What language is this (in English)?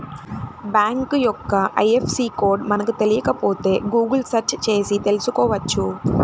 Telugu